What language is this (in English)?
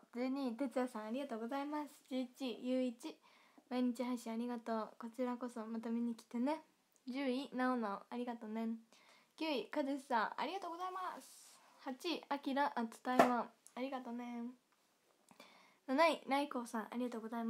Japanese